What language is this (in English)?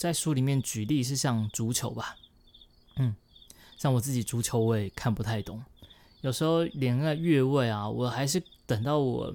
Chinese